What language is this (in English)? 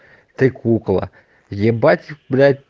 Russian